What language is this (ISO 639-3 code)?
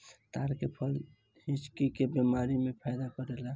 bho